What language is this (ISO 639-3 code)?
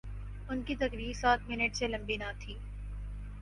urd